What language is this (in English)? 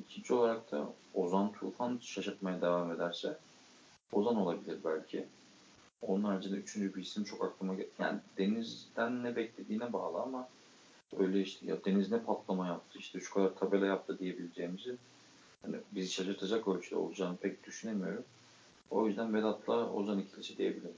Turkish